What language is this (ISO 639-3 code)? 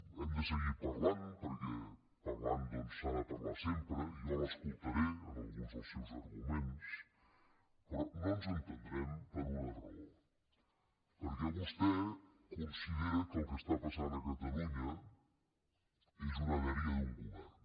cat